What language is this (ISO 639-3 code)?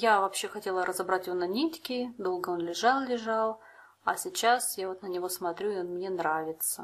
rus